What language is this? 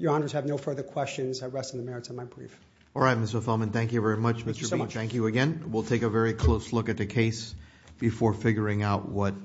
English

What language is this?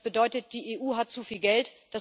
German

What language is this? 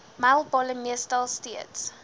Afrikaans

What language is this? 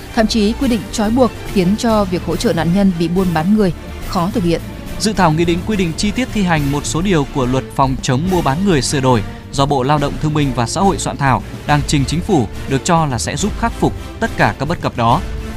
Vietnamese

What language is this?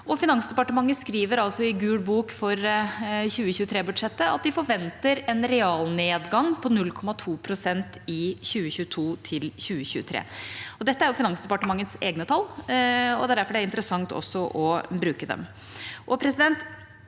Norwegian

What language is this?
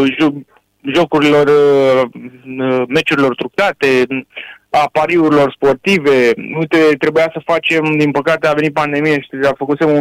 Romanian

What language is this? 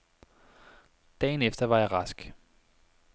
Danish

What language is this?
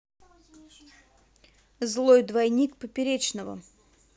Russian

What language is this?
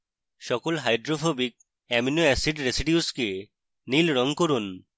Bangla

